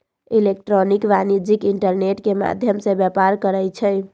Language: Magahi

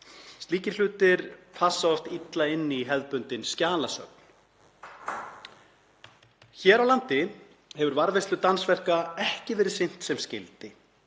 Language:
Icelandic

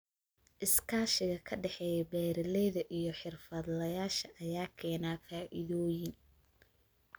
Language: Somali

